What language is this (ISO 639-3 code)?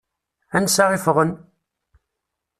kab